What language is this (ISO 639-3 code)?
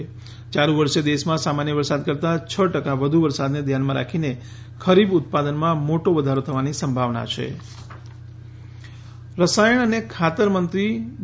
guj